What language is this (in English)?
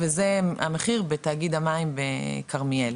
Hebrew